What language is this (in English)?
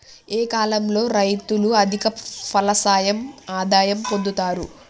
Telugu